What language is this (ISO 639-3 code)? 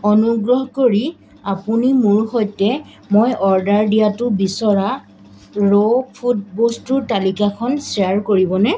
asm